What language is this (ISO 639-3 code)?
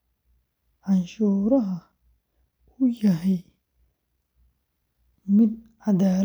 som